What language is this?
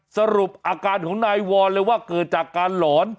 Thai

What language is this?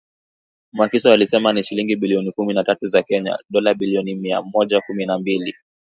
Swahili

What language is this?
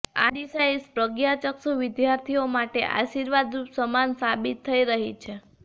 Gujarati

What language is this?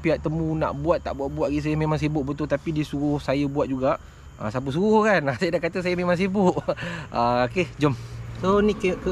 Malay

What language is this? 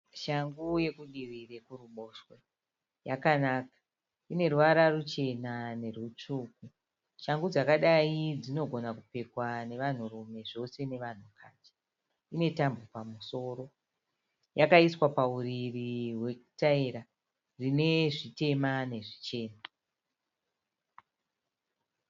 Shona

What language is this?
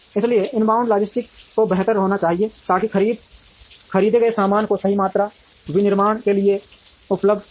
Hindi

